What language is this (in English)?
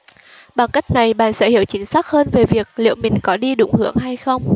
Vietnamese